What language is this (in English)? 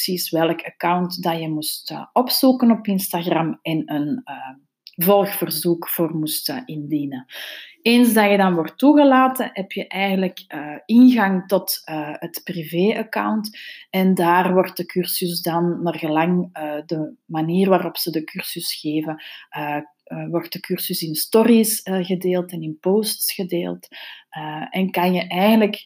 Dutch